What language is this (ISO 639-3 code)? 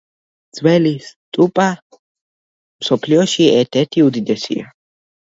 kat